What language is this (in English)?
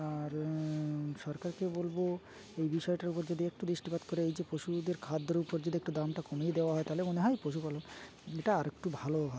Bangla